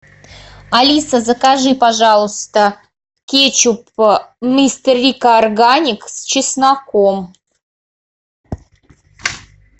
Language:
Russian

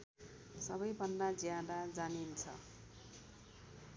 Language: Nepali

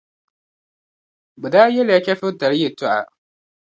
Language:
Dagbani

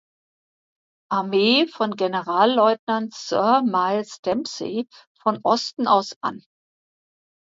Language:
German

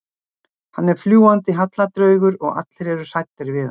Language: Icelandic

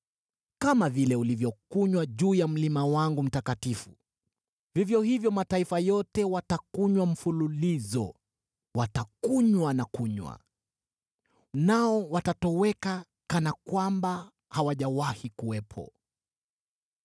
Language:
Swahili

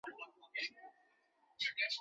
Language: Chinese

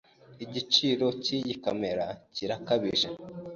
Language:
Kinyarwanda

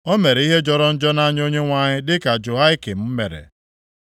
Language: Igbo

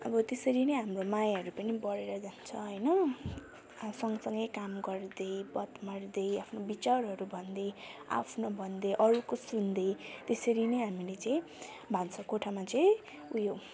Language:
Nepali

